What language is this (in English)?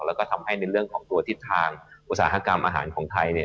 Thai